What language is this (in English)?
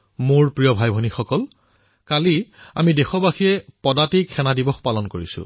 Assamese